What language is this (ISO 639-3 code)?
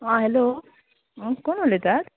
kok